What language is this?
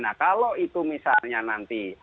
Indonesian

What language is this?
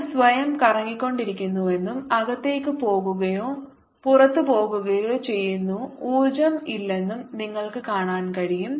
Malayalam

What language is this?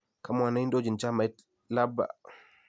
Kalenjin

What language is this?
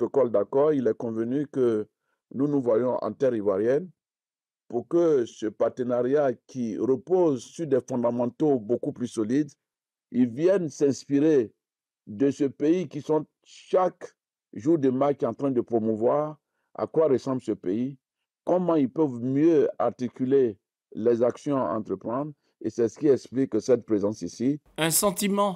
French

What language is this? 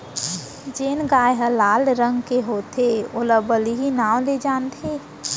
Chhattisgarhi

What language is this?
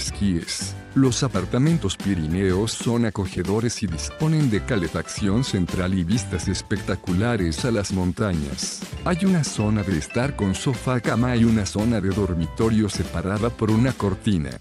Spanish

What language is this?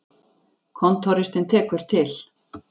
Icelandic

